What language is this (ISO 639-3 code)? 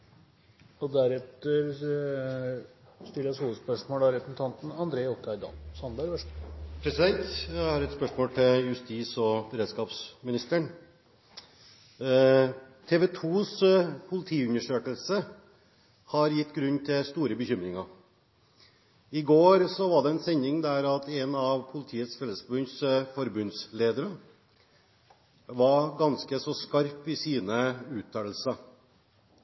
nob